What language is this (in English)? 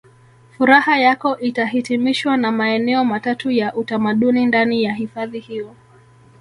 Swahili